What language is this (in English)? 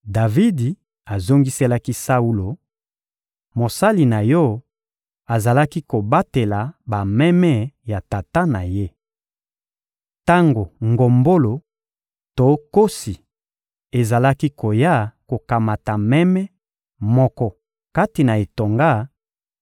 Lingala